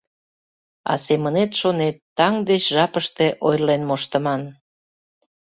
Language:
Mari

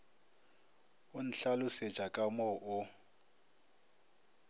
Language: Northern Sotho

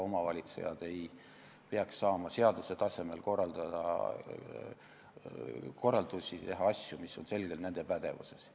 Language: Estonian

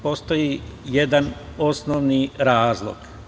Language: Serbian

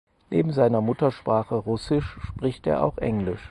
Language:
German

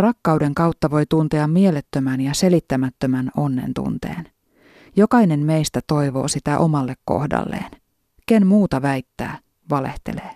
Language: Finnish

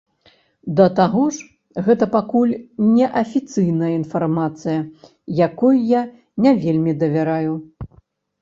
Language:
Belarusian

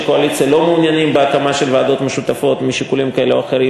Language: Hebrew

